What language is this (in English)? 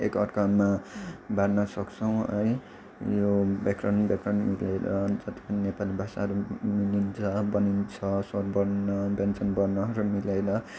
Nepali